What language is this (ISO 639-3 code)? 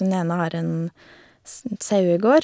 nor